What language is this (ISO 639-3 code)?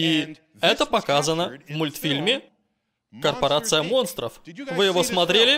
rus